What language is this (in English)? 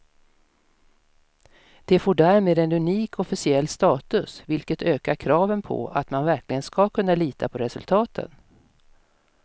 Swedish